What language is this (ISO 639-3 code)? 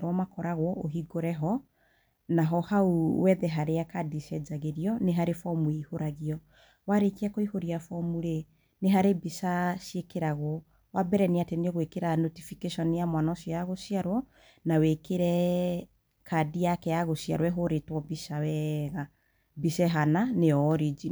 kik